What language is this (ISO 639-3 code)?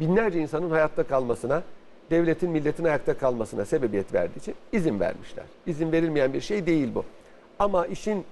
tur